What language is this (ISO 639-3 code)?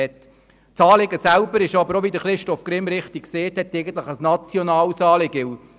gsw